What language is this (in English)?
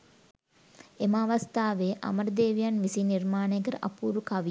Sinhala